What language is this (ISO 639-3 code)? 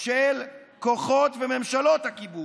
heb